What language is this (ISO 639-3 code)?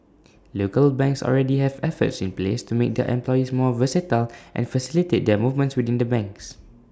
eng